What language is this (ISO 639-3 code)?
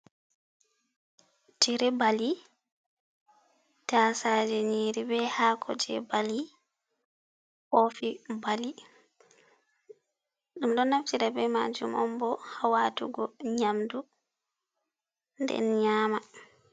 ful